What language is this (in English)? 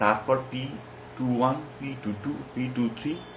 Bangla